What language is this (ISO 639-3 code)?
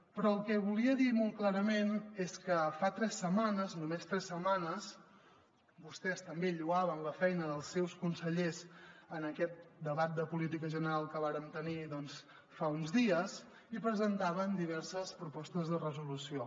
cat